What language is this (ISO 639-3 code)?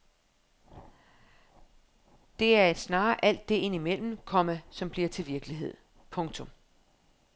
dan